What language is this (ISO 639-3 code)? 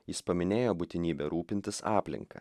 lit